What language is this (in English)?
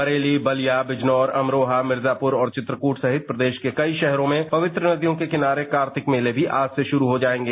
Hindi